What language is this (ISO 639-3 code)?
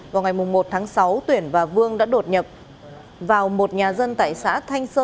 vie